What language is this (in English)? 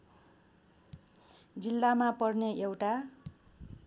Nepali